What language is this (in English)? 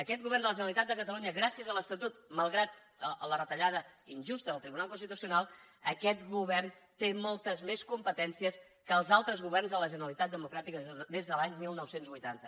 Catalan